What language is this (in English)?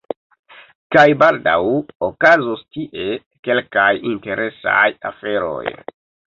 Esperanto